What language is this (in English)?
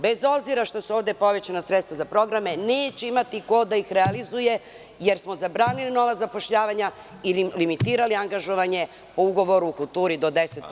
Serbian